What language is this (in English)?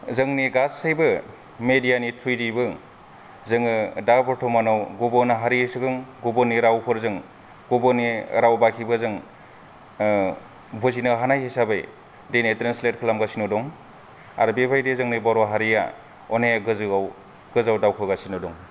Bodo